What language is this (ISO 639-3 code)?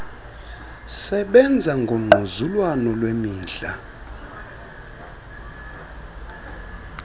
xho